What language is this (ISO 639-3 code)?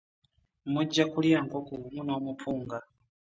lug